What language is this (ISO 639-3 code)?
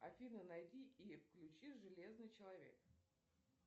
rus